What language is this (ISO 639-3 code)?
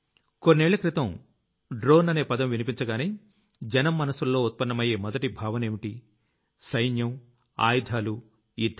tel